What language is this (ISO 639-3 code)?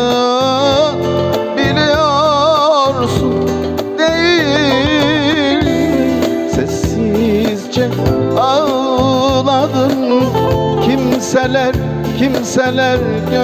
tur